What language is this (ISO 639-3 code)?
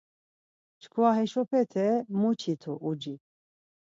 lzz